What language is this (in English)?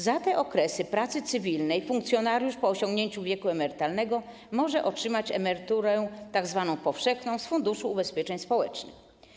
Polish